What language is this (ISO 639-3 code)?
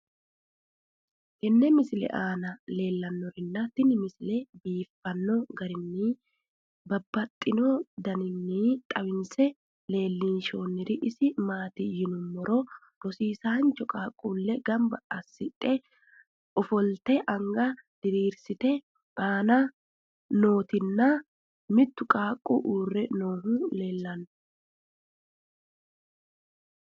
sid